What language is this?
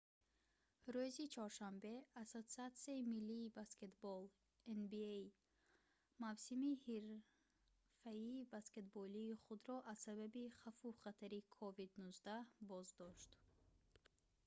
Tajik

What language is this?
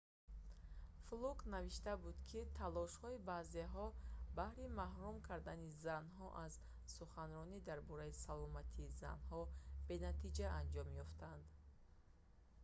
Tajik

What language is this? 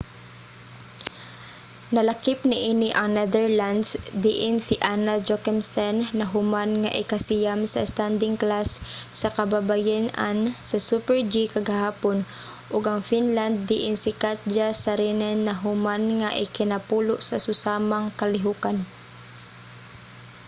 Cebuano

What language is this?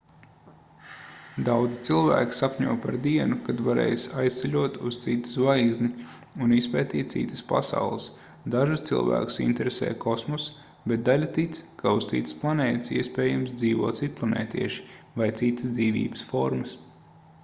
Latvian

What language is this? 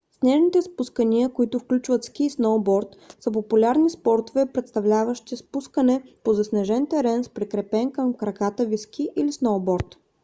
Bulgarian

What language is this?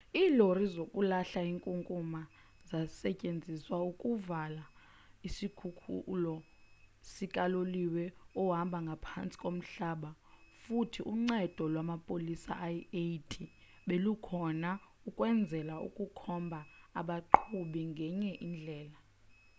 Xhosa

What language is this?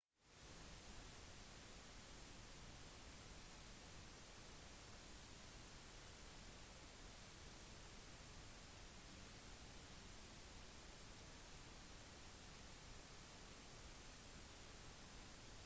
Norwegian Bokmål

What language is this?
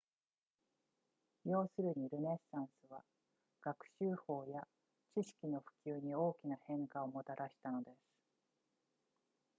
Japanese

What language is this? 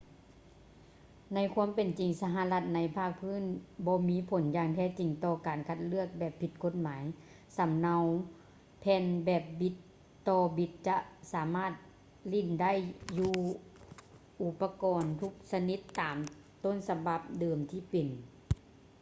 Lao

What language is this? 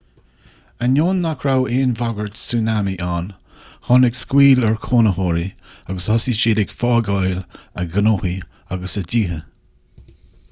Irish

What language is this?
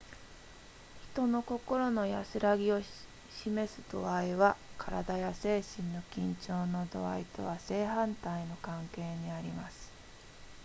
Japanese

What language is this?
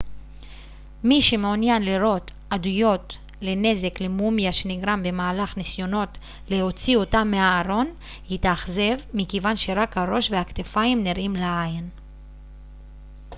Hebrew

